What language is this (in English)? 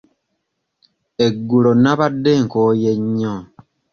Ganda